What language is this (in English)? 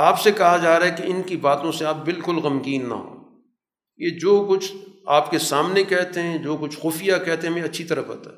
Urdu